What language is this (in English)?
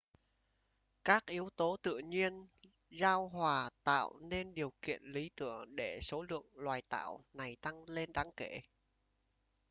Vietnamese